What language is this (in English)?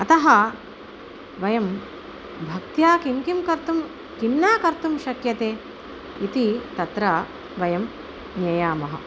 Sanskrit